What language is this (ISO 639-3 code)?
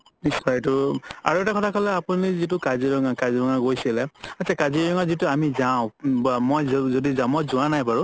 asm